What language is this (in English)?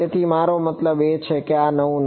Gujarati